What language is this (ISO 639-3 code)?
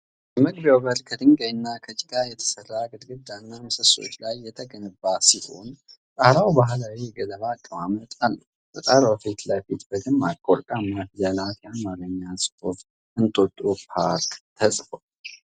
amh